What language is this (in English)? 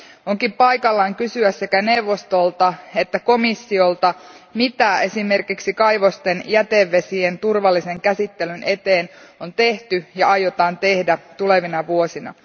Finnish